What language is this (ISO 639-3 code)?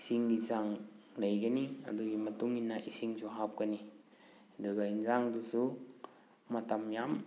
mni